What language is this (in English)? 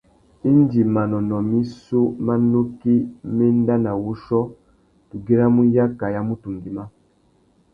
Tuki